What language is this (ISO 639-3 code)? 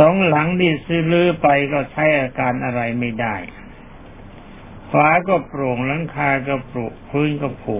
tha